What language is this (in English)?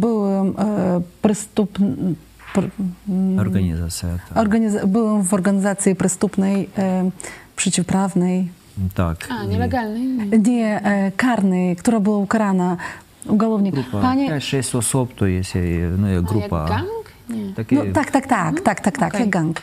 Polish